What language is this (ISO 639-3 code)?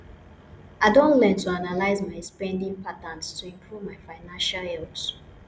pcm